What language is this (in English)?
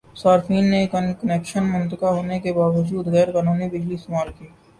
Urdu